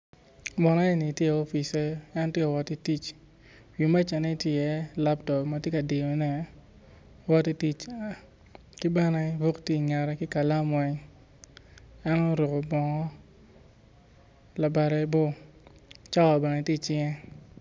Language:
Acoli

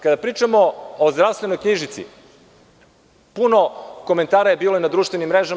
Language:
Serbian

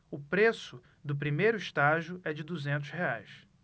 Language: Portuguese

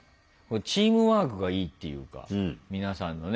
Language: Japanese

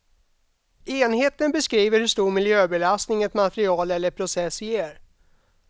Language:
Swedish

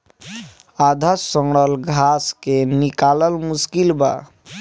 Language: Bhojpuri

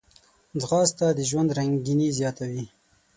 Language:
Pashto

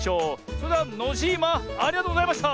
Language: Japanese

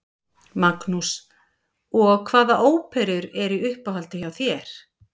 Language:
Icelandic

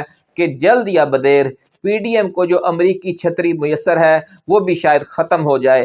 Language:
Urdu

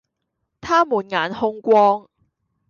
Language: Cantonese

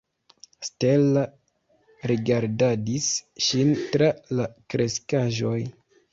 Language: Esperanto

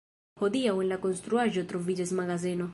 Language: Esperanto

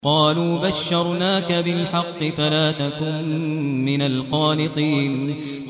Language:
Arabic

